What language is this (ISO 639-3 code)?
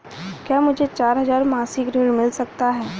hin